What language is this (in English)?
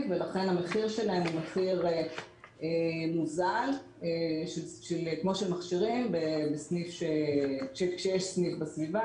Hebrew